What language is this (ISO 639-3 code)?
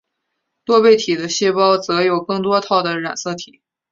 zho